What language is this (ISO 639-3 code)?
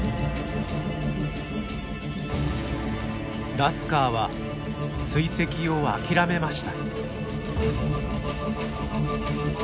jpn